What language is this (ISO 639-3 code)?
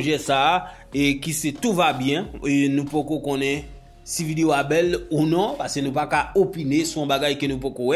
fra